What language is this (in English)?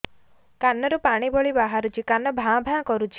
Odia